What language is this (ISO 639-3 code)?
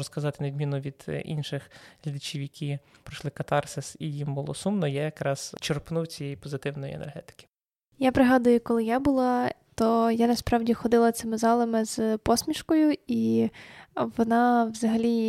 ukr